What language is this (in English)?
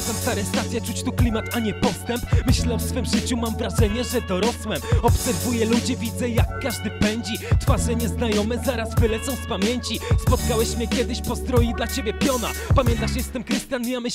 Polish